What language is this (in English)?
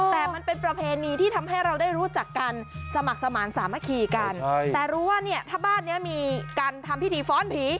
Thai